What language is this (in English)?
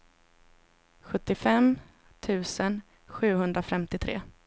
Swedish